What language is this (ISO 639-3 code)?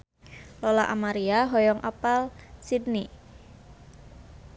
sun